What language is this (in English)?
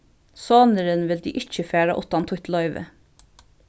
Faroese